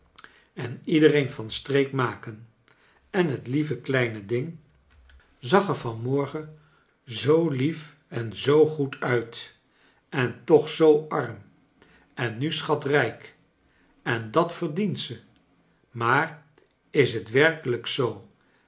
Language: Dutch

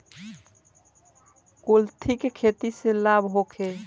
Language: Bhojpuri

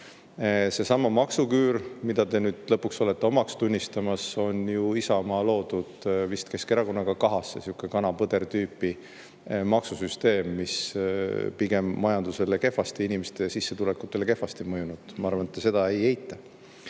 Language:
Estonian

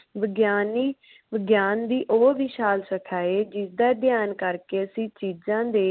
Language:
Punjabi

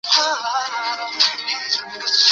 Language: Chinese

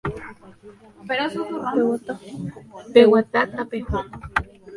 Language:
Guarani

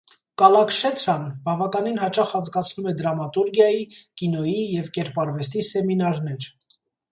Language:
Armenian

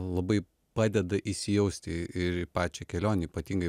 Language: Lithuanian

